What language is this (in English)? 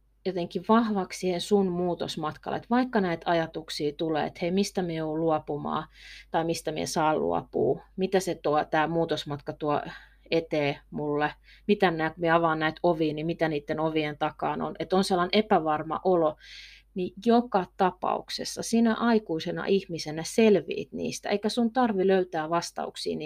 Finnish